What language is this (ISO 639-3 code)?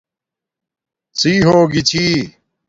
dmk